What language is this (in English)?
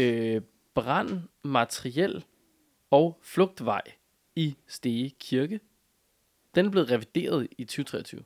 Danish